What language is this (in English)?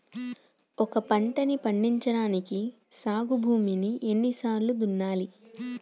Telugu